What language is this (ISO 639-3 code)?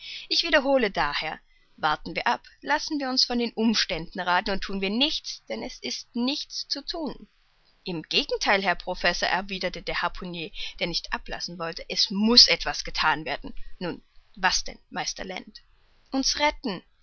deu